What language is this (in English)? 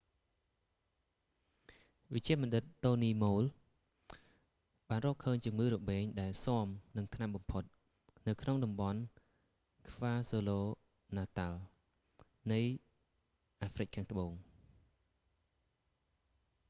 Khmer